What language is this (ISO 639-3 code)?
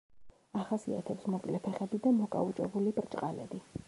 kat